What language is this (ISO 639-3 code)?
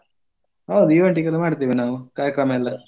kan